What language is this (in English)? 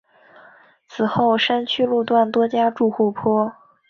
Chinese